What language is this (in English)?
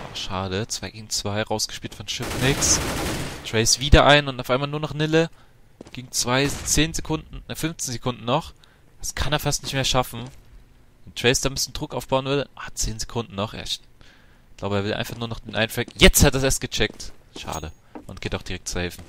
German